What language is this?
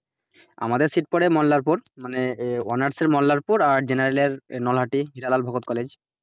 Bangla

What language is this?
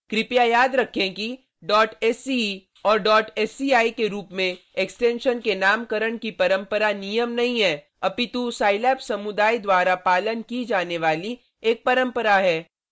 Hindi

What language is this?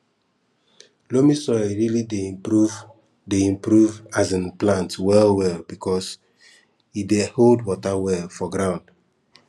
Nigerian Pidgin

